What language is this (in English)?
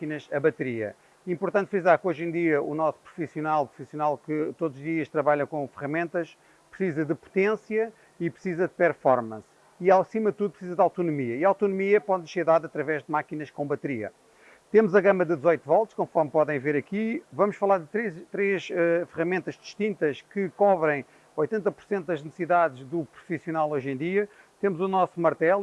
Portuguese